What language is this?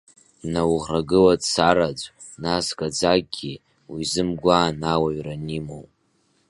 Abkhazian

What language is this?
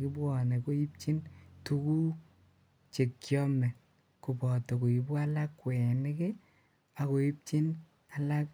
Kalenjin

